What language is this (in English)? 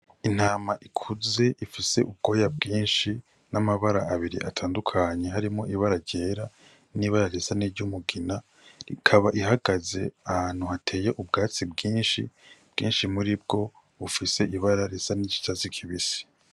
Rundi